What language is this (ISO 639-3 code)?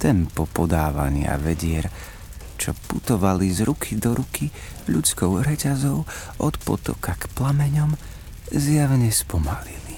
slk